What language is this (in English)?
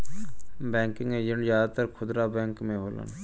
Bhojpuri